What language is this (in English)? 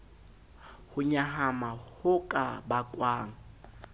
Southern Sotho